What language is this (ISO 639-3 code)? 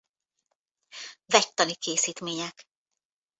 hun